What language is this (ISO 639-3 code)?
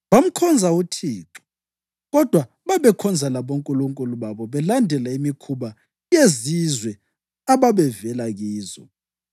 nde